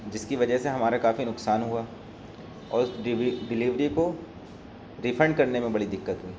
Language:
Urdu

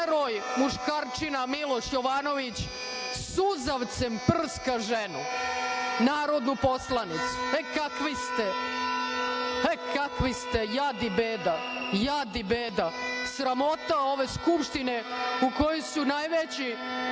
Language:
Serbian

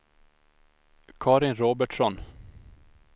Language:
Swedish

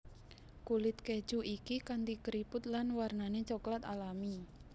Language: Javanese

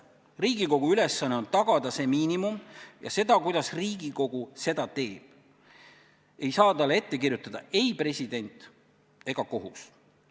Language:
Estonian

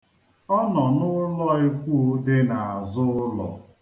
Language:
Igbo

